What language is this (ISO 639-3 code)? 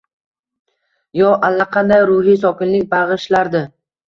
uzb